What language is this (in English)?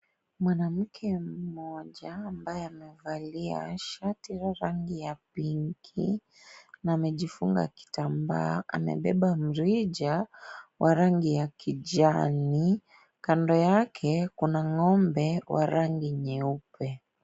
Swahili